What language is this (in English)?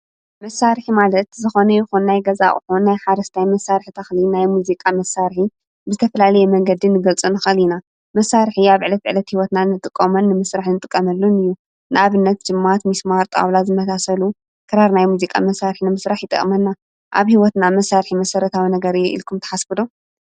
Tigrinya